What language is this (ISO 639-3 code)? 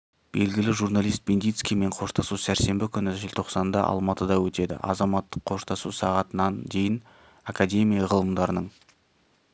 kaz